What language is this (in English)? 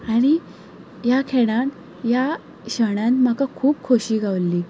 Konkani